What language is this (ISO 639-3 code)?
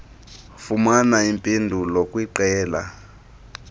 xho